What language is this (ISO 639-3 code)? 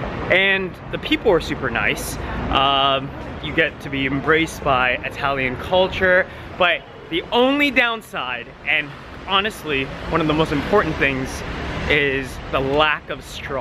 eng